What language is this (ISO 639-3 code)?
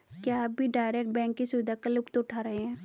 hin